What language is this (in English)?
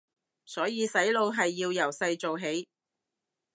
Cantonese